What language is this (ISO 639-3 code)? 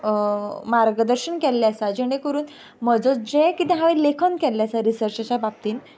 kok